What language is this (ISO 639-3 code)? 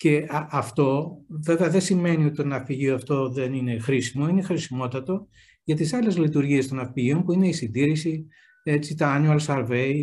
ell